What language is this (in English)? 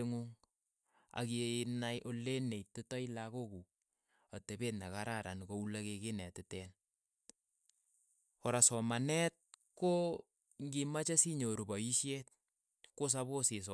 Keiyo